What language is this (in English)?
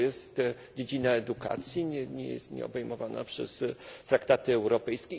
Polish